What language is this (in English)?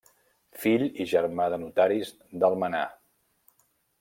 Catalan